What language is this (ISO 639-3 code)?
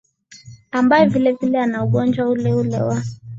swa